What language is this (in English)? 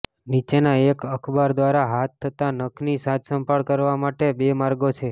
Gujarati